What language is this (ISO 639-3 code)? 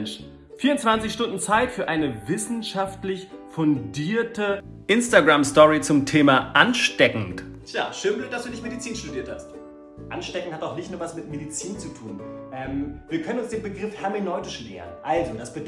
deu